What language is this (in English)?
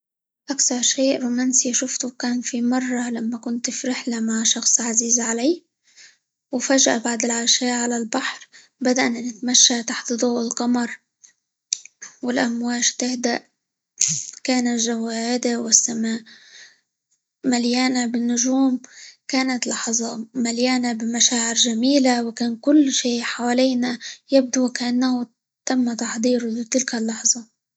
Libyan Arabic